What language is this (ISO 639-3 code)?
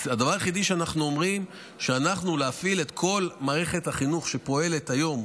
heb